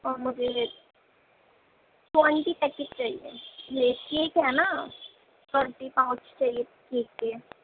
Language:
Urdu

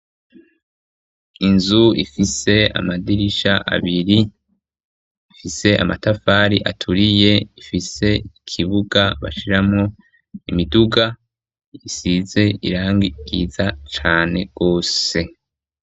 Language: Rundi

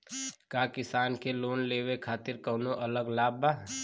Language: Bhojpuri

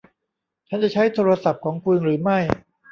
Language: Thai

